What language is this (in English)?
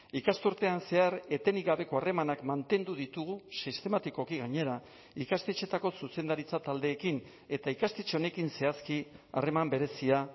Basque